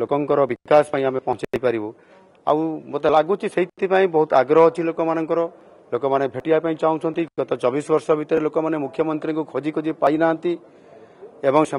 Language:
Bangla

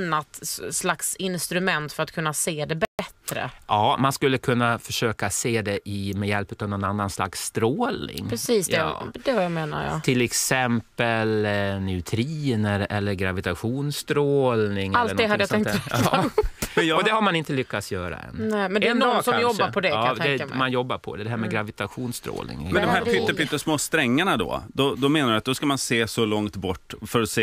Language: Swedish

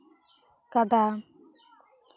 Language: Santali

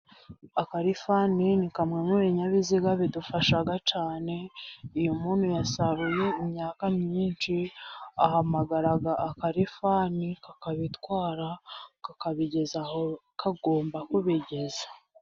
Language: Kinyarwanda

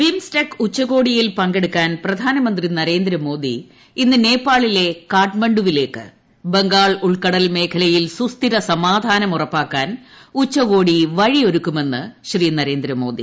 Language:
Malayalam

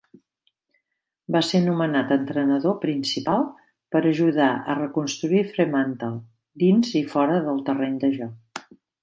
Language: Catalan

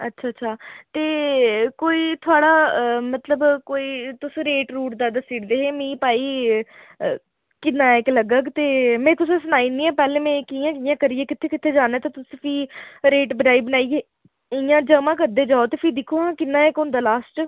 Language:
Dogri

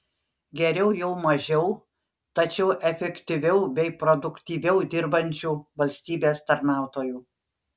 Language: Lithuanian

